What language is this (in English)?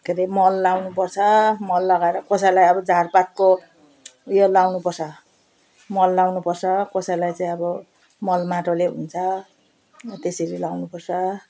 Nepali